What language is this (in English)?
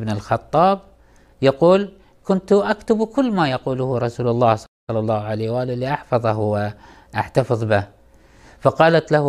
Arabic